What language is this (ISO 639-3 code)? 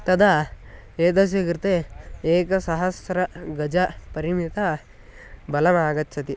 san